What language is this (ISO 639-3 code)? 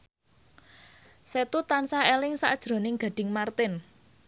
jav